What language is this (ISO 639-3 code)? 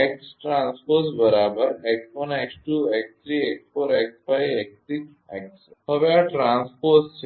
guj